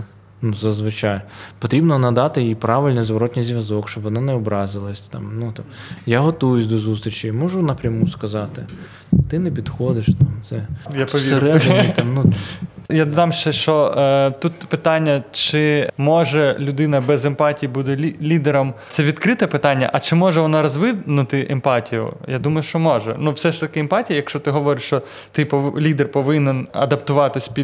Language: Ukrainian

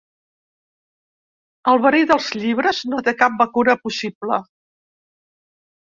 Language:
Catalan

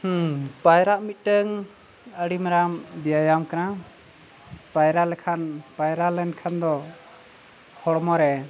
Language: Santali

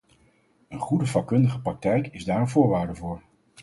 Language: Dutch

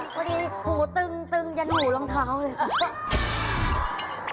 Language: Thai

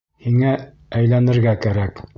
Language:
Bashkir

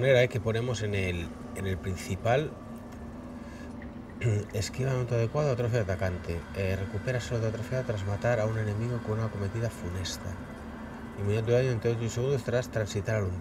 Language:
Spanish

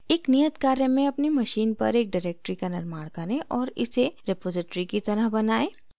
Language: Hindi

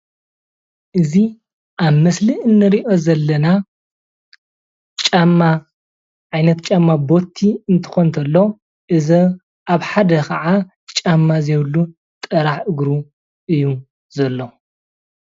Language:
Tigrinya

